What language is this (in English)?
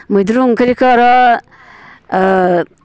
Bodo